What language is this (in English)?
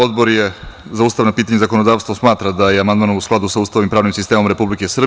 Serbian